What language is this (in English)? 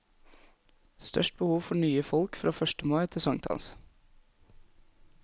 Norwegian